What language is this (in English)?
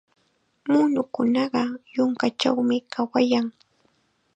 Chiquián Ancash Quechua